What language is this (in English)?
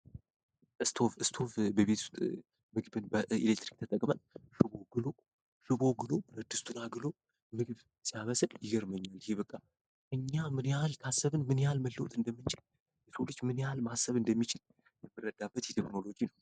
Amharic